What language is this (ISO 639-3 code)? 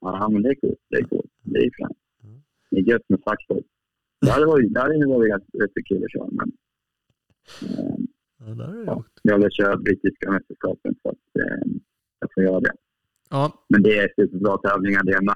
swe